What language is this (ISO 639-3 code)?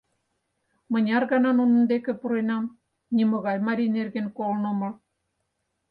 chm